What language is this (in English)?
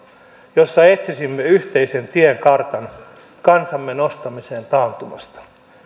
Finnish